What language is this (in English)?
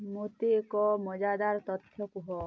Odia